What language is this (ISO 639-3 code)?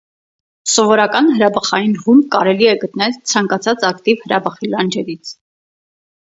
hye